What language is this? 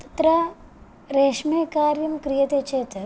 Sanskrit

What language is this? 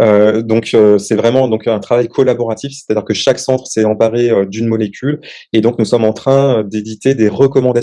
French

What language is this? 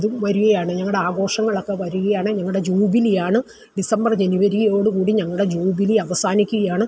Malayalam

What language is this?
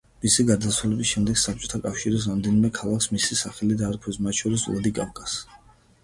Georgian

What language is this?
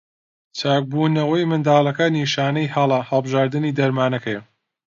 Central Kurdish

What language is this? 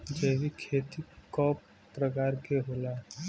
Bhojpuri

